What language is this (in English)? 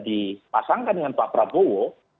Indonesian